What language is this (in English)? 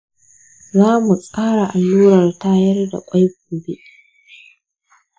Hausa